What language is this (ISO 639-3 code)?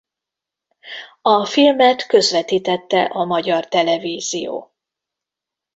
hun